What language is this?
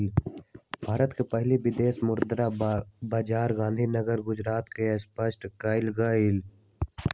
Magahi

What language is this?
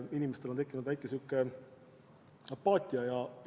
Estonian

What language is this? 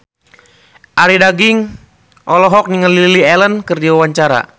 Sundanese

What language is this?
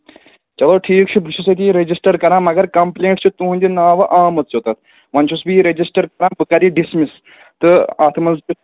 Kashmiri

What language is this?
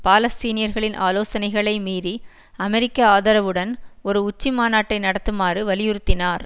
Tamil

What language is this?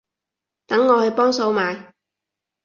Cantonese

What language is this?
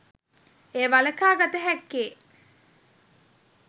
Sinhala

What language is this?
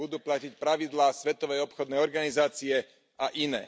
Slovak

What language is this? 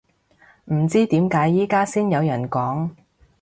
Cantonese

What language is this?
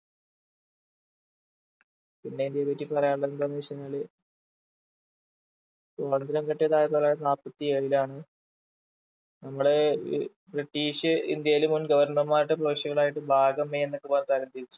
Malayalam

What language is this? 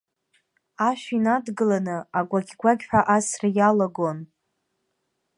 Abkhazian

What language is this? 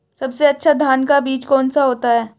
Hindi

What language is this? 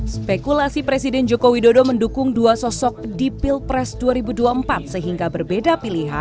Indonesian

